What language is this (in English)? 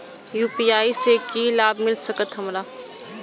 Maithili